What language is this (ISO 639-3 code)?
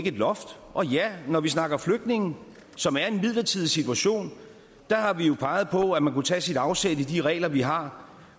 dan